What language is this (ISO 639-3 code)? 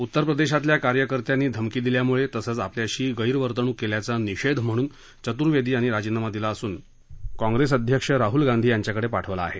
mar